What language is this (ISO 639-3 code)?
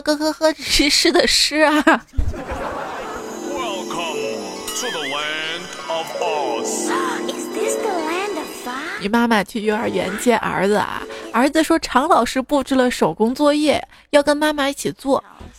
zho